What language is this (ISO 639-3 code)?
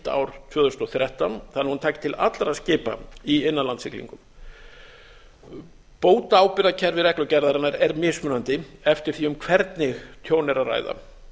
isl